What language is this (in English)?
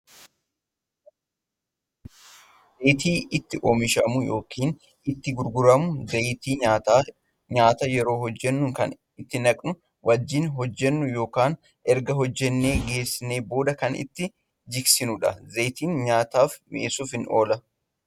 Oromo